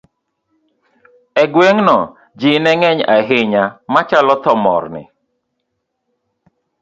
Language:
Luo (Kenya and Tanzania)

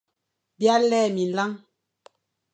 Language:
Fang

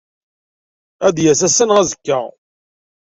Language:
Kabyle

